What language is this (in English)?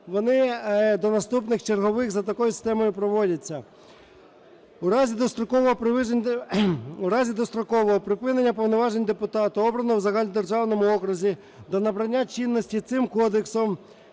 Ukrainian